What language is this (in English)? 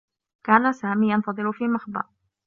Arabic